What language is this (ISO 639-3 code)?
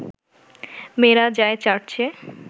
ben